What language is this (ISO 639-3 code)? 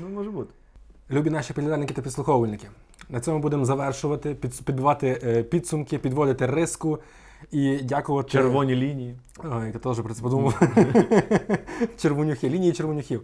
ukr